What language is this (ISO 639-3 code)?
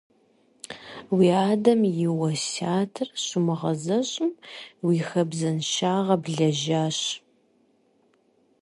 kbd